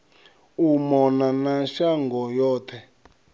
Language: Venda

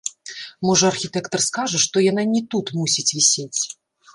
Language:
Belarusian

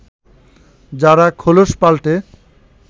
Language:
Bangla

